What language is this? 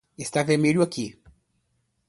Portuguese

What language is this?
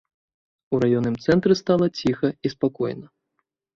Belarusian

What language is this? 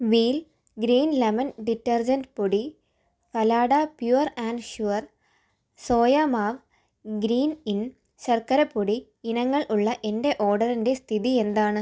Malayalam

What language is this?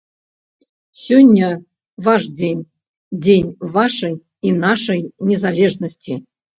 Belarusian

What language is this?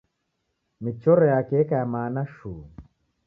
Taita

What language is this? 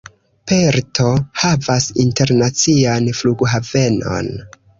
Esperanto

